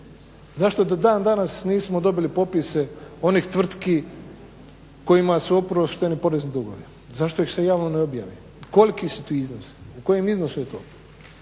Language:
Croatian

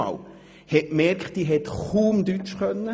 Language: Swiss German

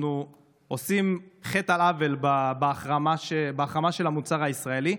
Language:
Hebrew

